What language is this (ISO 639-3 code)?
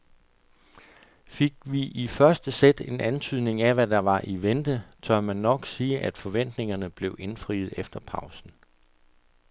dan